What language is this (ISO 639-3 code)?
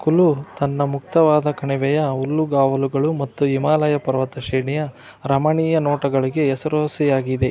kan